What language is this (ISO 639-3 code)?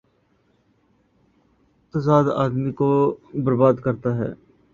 urd